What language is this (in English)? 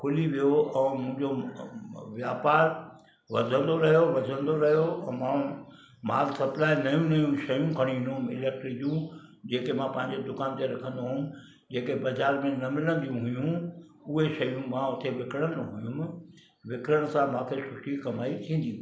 Sindhi